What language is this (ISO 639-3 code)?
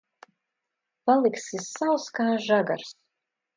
lav